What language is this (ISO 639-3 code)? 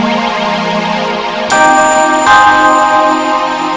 ind